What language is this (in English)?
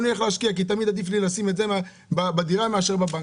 Hebrew